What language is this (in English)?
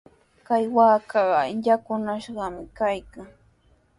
Sihuas Ancash Quechua